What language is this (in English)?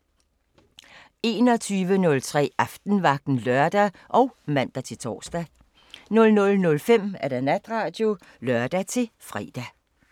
Danish